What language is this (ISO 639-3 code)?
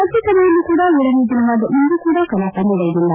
kan